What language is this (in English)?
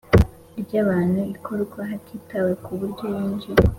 Kinyarwanda